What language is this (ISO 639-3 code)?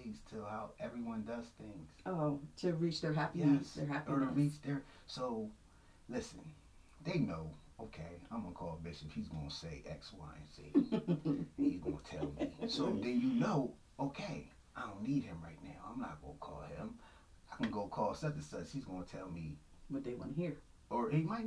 eng